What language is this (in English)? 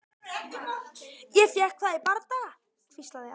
Icelandic